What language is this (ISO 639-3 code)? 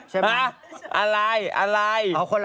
tha